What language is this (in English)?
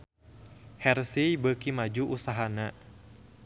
Sundanese